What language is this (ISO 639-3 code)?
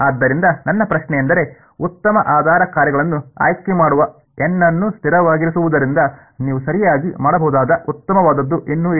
kan